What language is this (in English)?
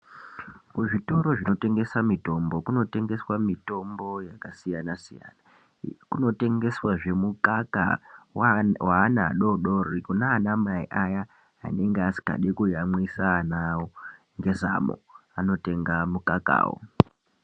Ndau